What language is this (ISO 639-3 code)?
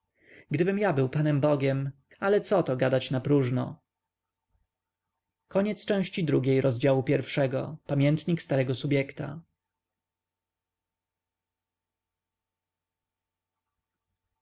pol